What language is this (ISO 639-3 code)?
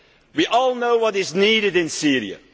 eng